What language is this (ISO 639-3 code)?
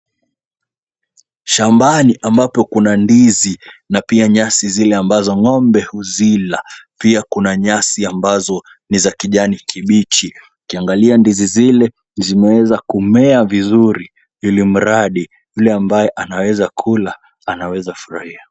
swa